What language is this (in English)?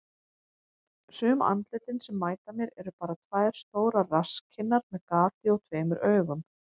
Icelandic